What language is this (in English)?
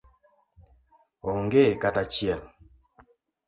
Luo (Kenya and Tanzania)